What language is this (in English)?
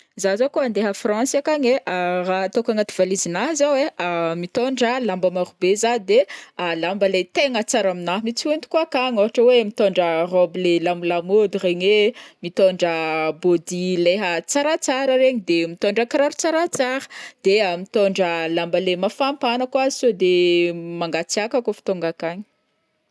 Northern Betsimisaraka Malagasy